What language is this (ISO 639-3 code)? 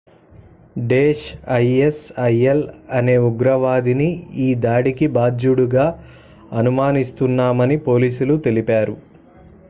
tel